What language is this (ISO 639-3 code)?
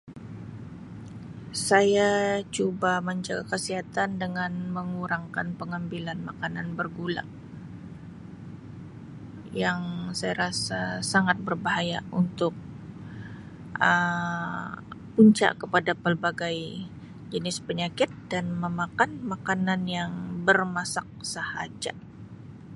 msi